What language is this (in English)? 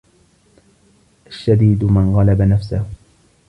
Arabic